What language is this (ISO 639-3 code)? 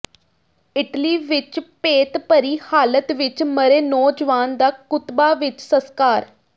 pan